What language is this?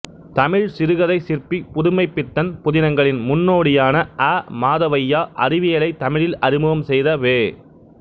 Tamil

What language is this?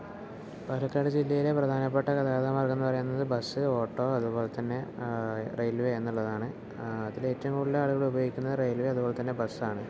Malayalam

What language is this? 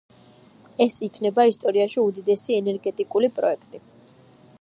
Georgian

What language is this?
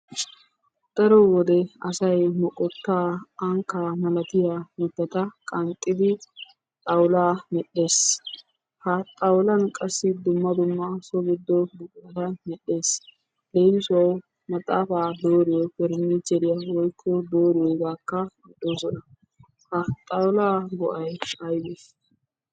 Wolaytta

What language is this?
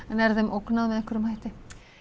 Icelandic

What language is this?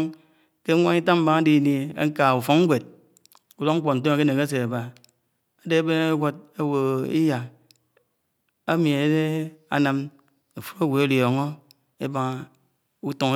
Anaang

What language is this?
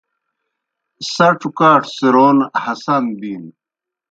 Kohistani Shina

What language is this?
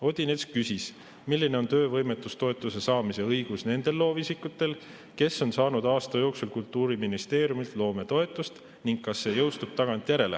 Estonian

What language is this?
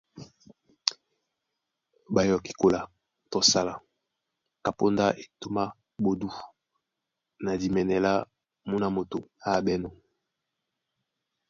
Duala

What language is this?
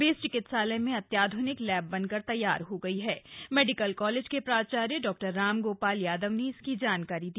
Hindi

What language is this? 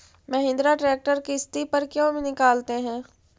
Magahi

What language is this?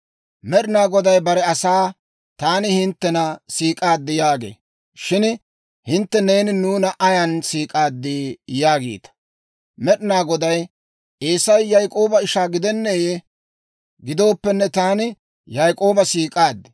Dawro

